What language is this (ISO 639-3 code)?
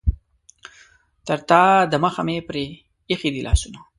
pus